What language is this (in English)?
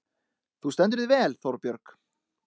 Icelandic